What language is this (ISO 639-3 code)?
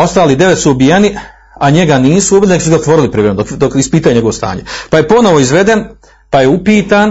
hrv